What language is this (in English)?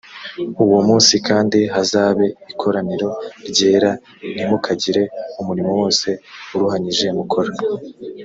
Kinyarwanda